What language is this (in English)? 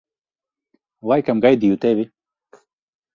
Latvian